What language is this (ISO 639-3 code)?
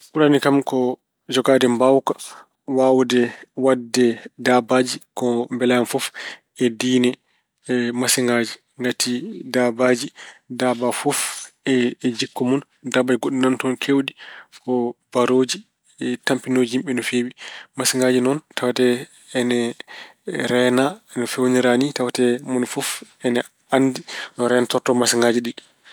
ful